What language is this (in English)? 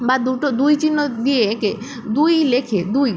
Bangla